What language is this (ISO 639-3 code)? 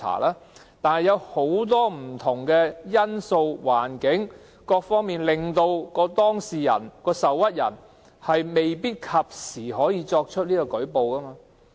yue